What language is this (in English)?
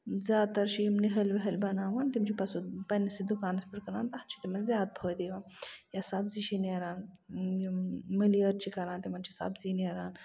Kashmiri